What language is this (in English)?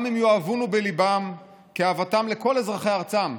Hebrew